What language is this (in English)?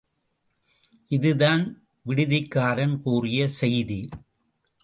Tamil